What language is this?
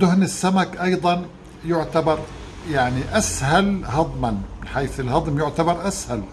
Arabic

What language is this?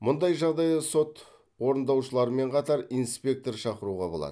Kazakh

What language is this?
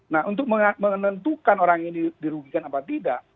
Indonesian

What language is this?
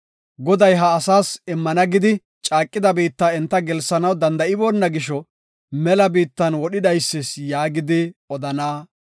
Gofa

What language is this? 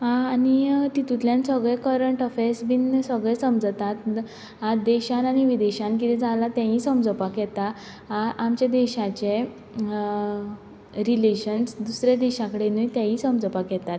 Konkani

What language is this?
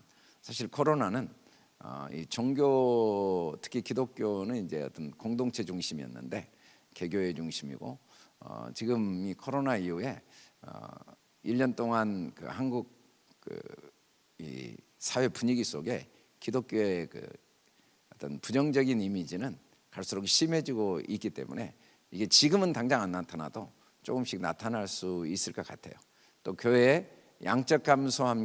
Korean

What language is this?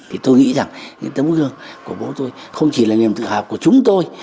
Vietnamese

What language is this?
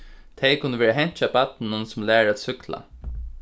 Faroese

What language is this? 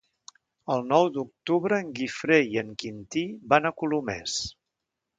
Catalan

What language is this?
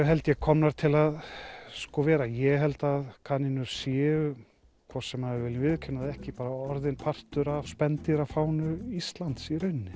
Icelandic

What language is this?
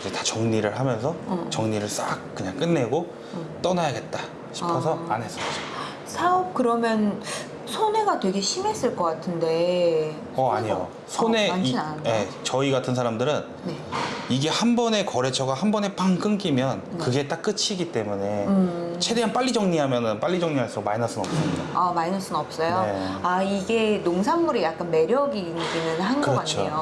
Korean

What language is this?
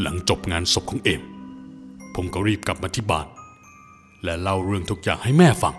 Thai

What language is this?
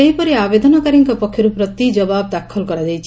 Odia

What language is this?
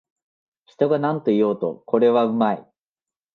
Japanese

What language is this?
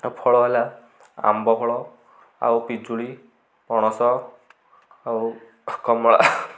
Odia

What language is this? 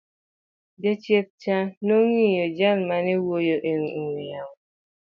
Luo (Kenya and Tanzania)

